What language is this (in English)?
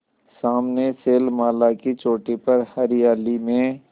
Hindi